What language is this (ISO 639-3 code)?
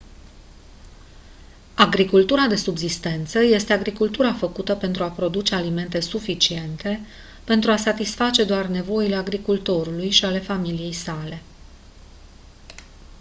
ron